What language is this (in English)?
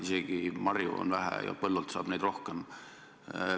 Estonian